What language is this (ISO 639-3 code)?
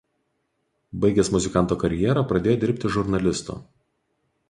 lit